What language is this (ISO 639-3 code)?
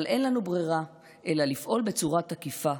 heb